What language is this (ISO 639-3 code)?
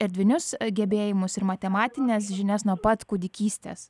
lit